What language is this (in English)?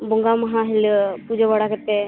Santali